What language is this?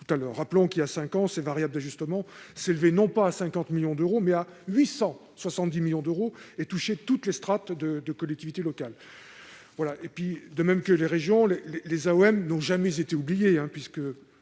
French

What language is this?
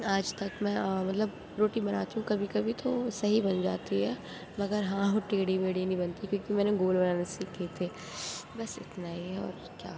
Urdu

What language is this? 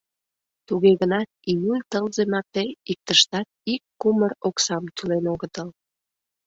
Mari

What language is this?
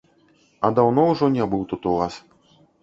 Belarusian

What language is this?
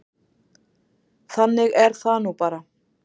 Icelandic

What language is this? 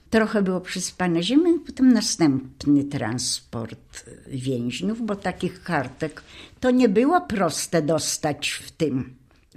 Polish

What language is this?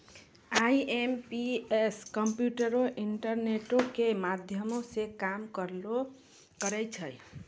Maithili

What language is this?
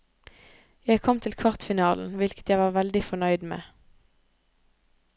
Norwegian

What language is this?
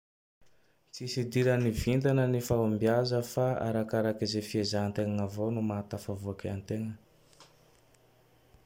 Tandroy-Mahafaly Malagasy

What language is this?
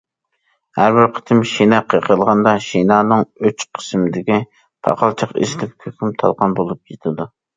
Uyghur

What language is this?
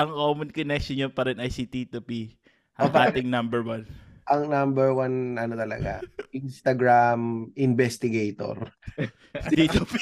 Filipino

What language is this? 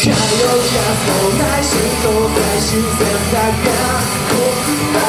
Japanese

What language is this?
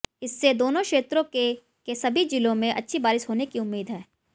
Hindi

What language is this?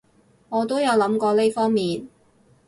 Cantonese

